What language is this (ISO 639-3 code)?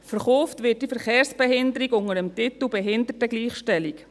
gsw